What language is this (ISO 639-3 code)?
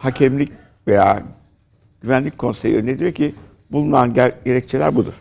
tur